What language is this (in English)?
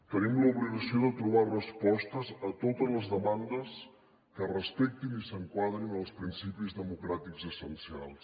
Catalan